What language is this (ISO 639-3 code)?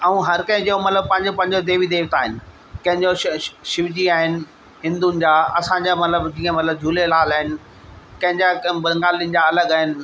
snd